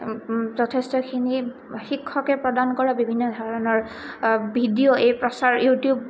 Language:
Assamese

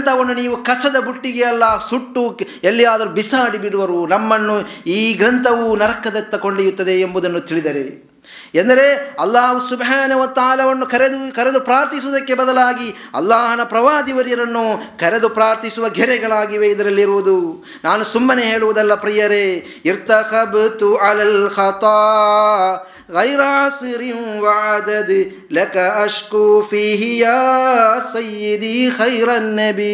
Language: Kannada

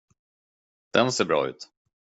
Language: Swedish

